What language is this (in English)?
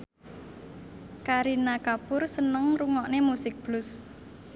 Javanese